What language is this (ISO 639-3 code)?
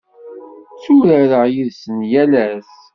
kab